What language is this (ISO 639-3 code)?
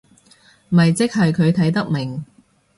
yue